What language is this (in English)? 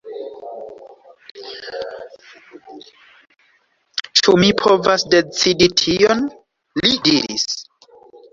Esperanto